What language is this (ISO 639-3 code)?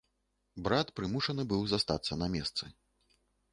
bel